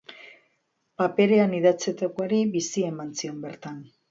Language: Basque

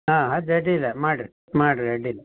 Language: Kannada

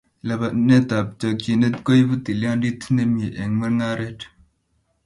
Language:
Kalenjin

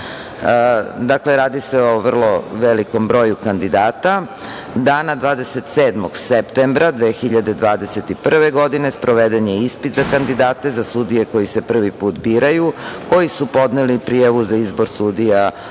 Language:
Serbian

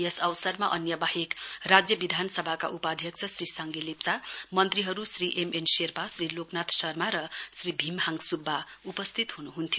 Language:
Nepali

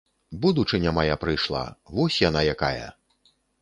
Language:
Belarusian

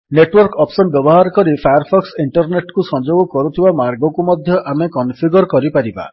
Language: Odia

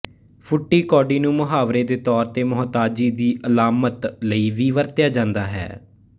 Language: Punjabi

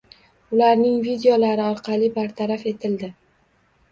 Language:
Uzbek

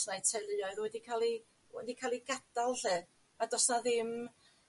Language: Welsh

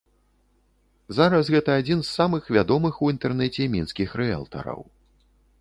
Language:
Belarusian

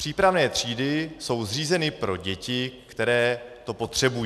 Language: Czech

